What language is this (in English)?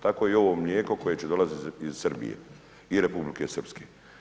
Croatian